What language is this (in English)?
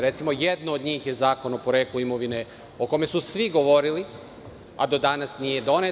Serbian